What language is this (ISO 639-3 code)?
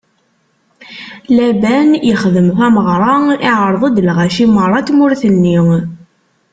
kab